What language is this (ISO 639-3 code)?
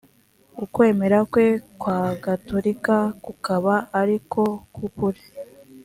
kin